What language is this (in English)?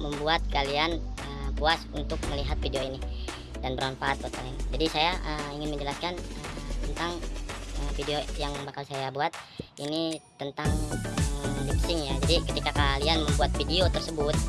Indonesian